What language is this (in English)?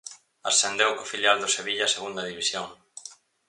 Galician